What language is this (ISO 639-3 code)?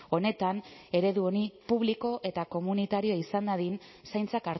eus